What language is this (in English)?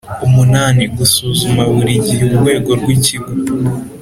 Kinyarwanda